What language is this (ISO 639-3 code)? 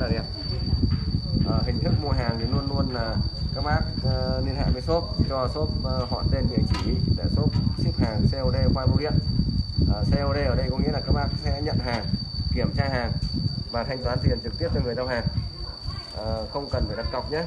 vie